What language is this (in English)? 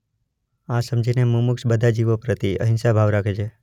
Gujarati